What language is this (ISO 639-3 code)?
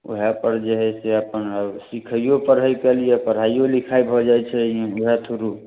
mai